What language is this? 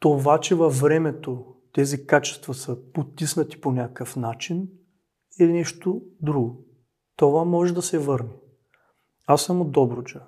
Bulgarian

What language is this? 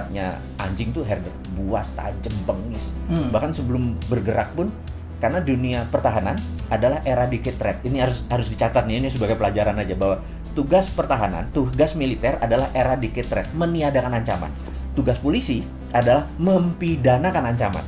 Indonesian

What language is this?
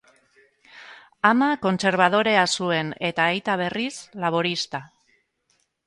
Basque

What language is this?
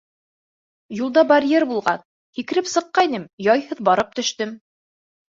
Bashkir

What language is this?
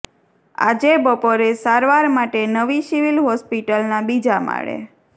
Gujarati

